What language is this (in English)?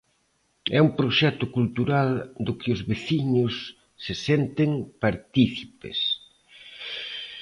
Galician